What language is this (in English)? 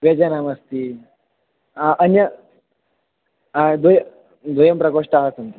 Sanskrit